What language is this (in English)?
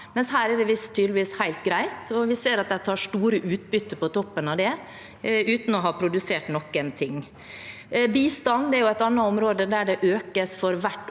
Norwegian